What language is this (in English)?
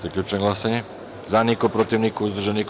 Serbian